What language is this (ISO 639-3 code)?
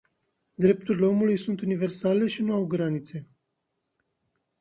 ron